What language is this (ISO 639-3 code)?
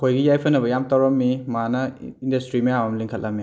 mni